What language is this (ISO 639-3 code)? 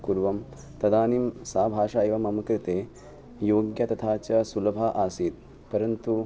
san